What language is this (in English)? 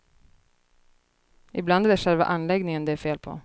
Swedish